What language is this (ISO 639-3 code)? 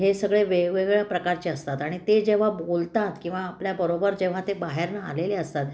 mar